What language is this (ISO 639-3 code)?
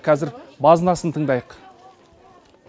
kaz